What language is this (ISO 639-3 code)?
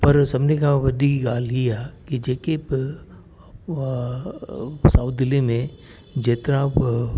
snd